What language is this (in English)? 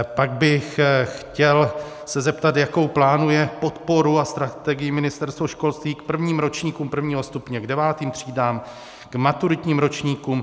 Czech